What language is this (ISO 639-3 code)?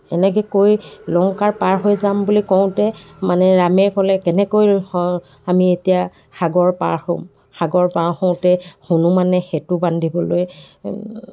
asm